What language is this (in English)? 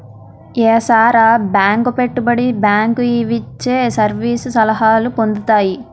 Telugu